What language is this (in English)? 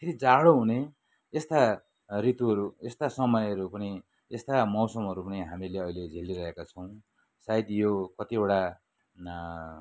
Nepali